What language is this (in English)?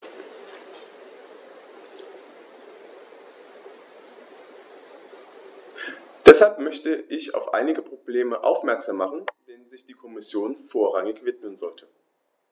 German